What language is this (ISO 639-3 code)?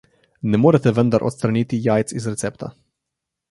slv